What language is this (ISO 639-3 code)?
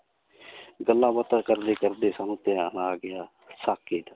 pan